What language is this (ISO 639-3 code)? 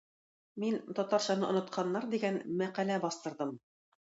tat